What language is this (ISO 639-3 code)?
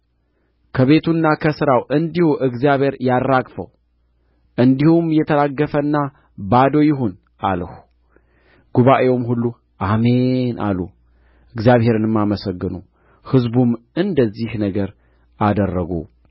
amh